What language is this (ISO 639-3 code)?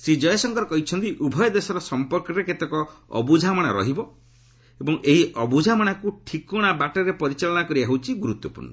ori